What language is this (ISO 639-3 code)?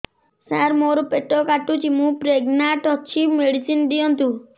ori